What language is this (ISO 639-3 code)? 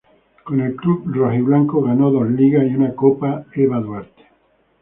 spa